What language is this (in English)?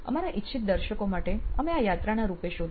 Gujarati